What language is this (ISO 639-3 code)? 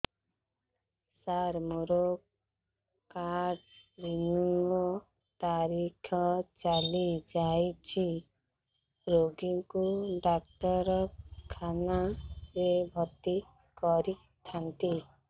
ori